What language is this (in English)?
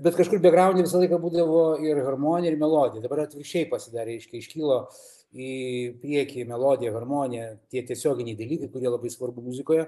Lithuanian